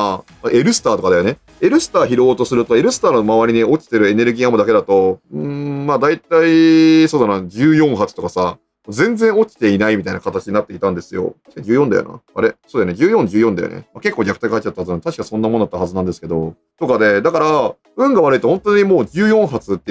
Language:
Japanese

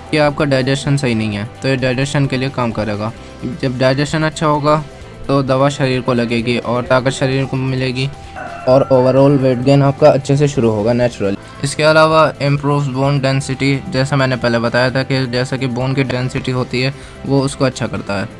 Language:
Hindi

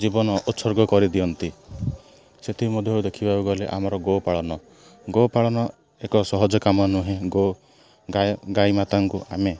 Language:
Odia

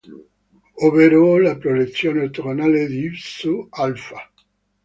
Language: Italian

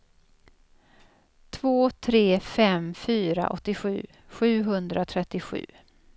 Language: Swedish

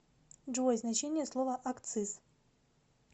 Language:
Russian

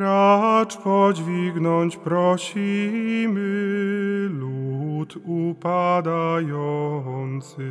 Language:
Polish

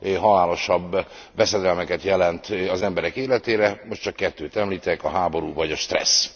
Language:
Hungarian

